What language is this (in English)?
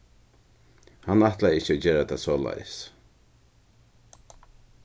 Faroese